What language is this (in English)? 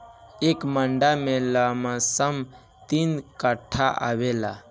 Bhojpuri